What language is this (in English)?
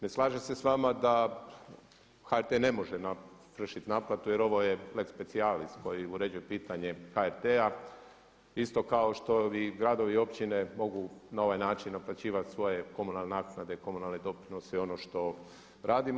Croatian